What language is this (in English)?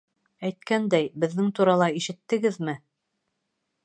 Bashkir